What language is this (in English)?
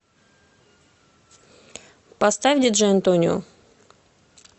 Russian